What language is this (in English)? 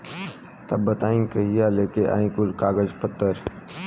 Bhojpuri